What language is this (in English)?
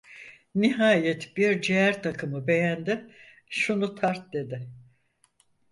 Turkish